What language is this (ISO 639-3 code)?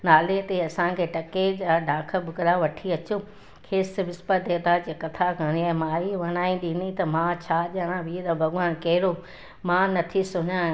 snd